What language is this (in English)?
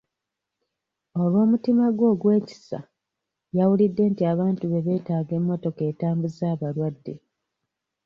Ganda